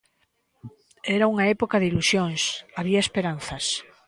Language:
Galician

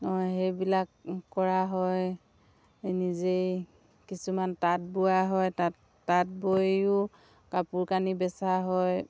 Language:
Assamese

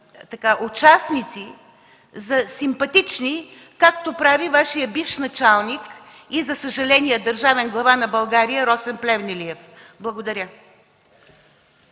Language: Bulgarian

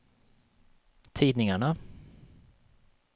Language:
Swedish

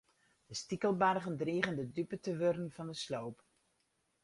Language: Western Frisian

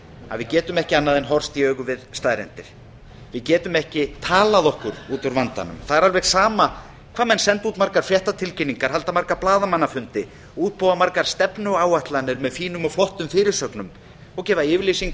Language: Icelandic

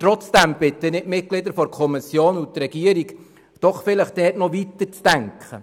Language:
Swiss German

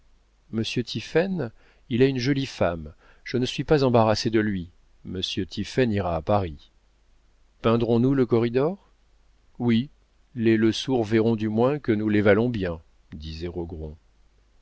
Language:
French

